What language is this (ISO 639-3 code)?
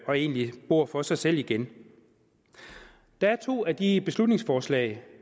dan